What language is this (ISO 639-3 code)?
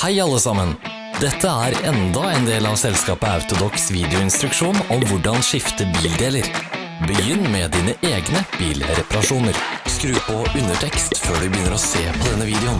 nor